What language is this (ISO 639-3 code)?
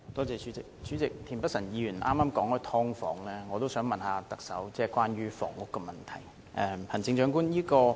yue